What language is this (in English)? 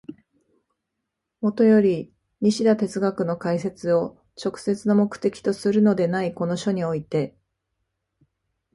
Japanese